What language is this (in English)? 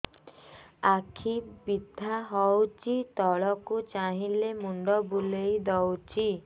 Odia